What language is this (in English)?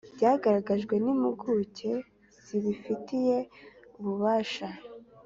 Kinyarwanda